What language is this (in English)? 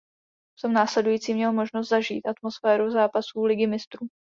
Czech